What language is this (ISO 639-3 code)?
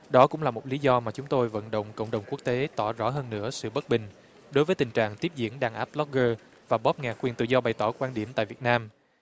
vie